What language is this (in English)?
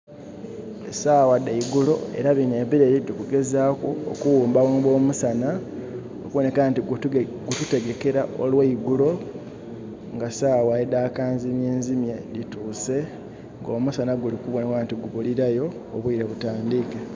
Soga